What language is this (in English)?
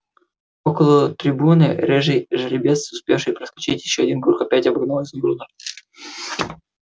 Russian